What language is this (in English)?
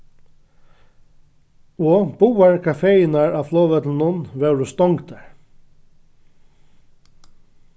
Faroese